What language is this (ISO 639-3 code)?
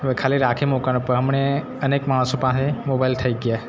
guj